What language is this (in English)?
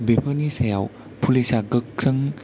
Bodo